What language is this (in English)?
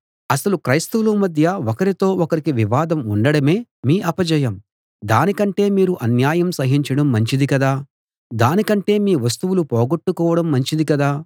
Telugu